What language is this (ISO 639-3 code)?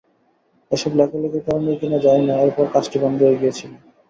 ben